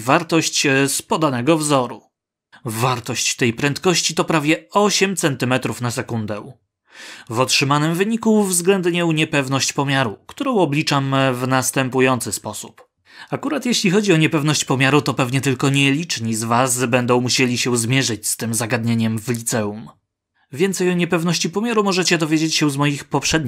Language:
Polish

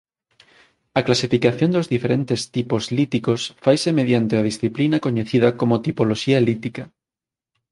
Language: Galician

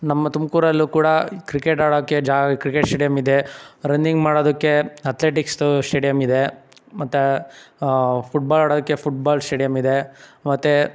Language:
Kannada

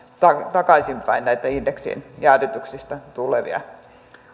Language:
Finnish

